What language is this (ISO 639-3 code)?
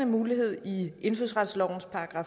dan